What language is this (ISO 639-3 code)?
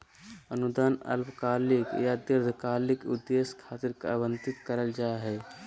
mag